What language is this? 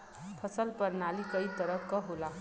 Bhojpuri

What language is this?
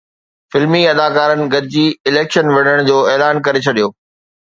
Sindhi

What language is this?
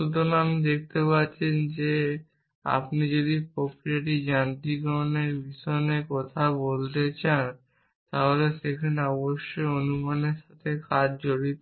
Bangla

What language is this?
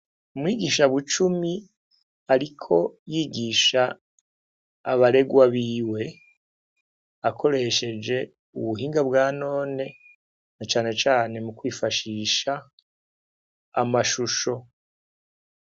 Rundi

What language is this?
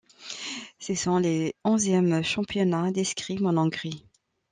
French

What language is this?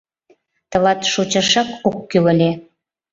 Mari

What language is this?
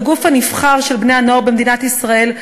Hebrew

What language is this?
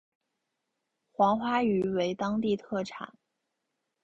Chinese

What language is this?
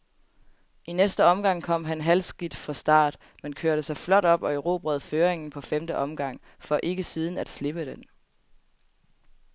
Danish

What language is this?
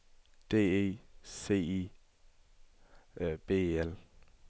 Danish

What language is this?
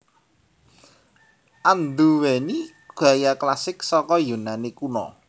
Javanese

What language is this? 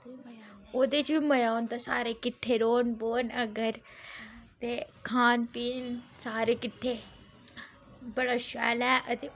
Dogri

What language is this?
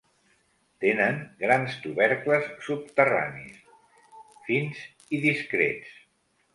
Catalan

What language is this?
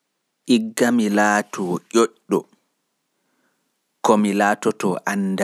Fula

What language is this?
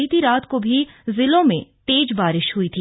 Hindi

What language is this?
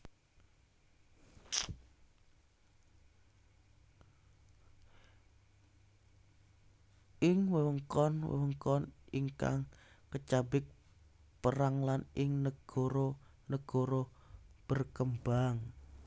Javanese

